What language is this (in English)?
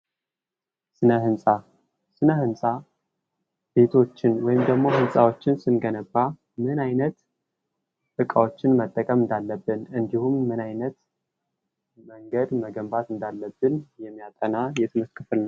Amharic